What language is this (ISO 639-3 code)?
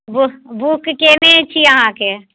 mai